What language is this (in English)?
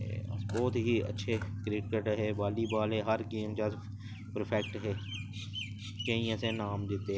Dogri